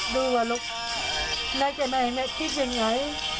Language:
Thai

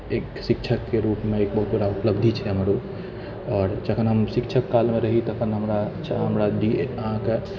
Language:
Maithili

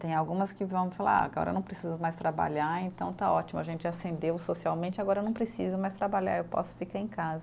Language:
Portuguese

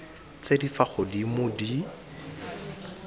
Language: Tswana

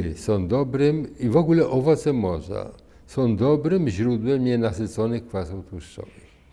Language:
Polish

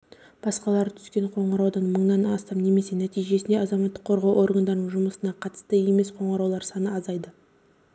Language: Kazakh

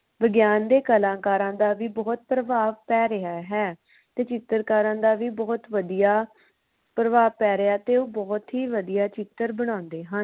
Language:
Punjabi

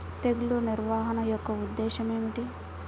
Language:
Telugu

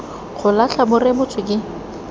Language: Tswana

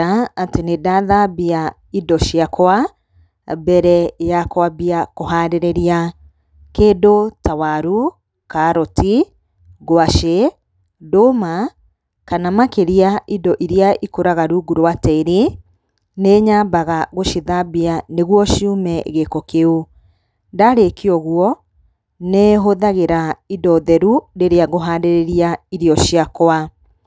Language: Kikuyu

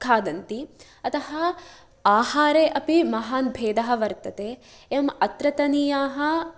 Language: Sanskrit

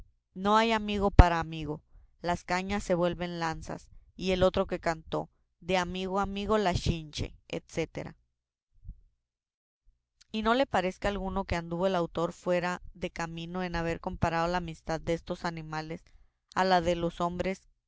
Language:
Spanish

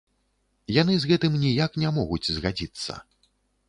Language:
Belarusian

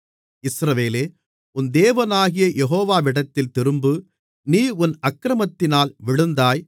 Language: Tamil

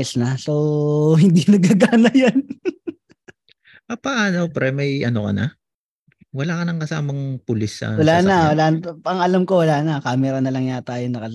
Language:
Filipino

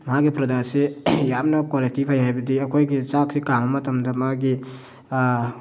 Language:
Manipuri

